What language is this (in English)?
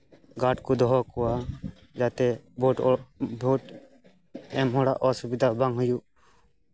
Santali